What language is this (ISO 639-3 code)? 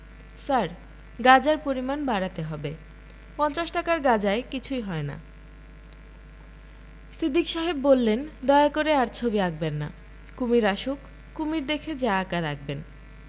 ben